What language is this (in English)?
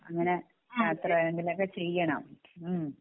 Malayalam